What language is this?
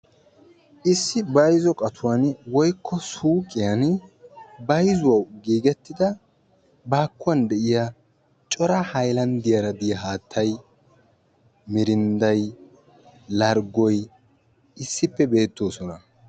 Wolaytta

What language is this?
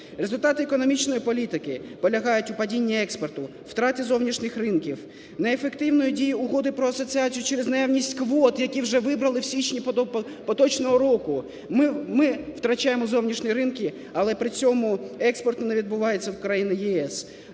Ukrainian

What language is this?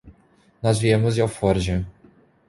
Portuguese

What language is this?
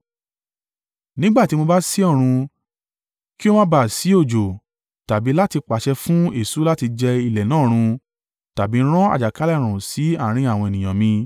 Yoruba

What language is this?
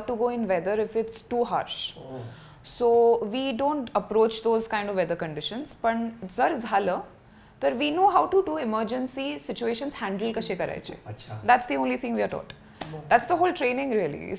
Marathi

